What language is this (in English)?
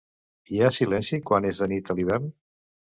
Catalan